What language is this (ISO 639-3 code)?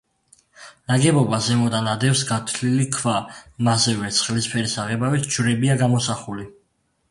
kat